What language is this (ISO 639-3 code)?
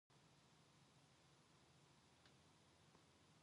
kor